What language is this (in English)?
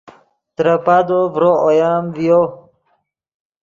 Yidgha